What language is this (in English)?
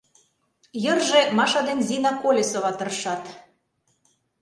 Mari